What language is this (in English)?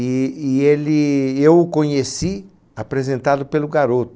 Portuguese